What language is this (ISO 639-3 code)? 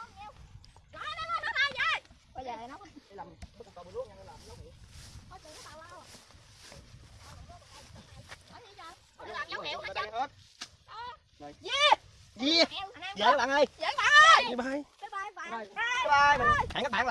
vie